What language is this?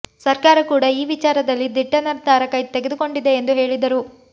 Kannada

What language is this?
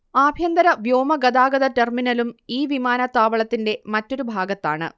Malayalam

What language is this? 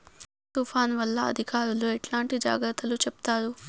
Telugu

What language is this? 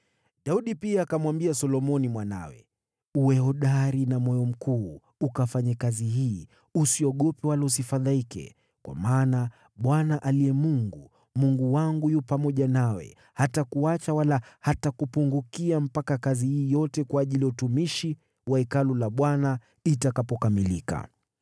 Swahili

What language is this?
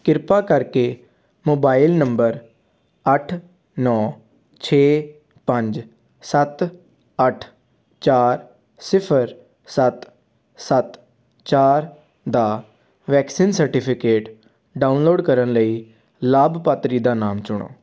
Punjabi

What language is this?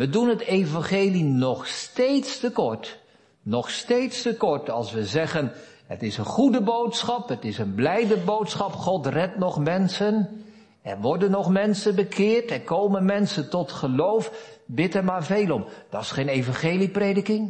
Dutch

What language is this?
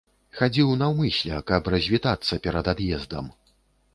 Belarusian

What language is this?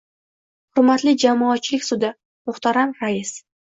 Uzbek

